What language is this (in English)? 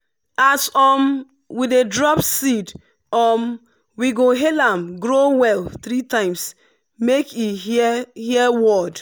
Nigerian Pidgin